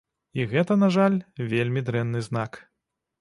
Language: Belarusian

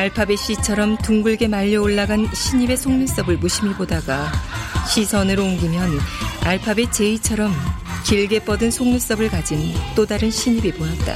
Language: Korean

